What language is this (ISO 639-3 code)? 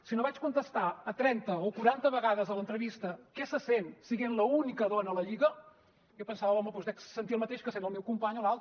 cat